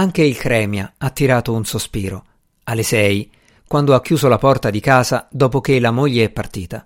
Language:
Italian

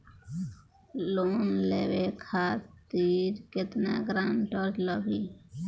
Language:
Bhojpuri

